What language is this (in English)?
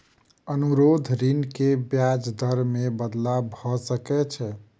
Maithili